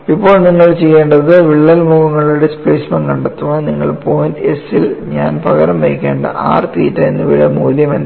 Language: Malayalam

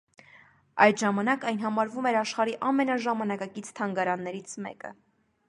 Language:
Armenian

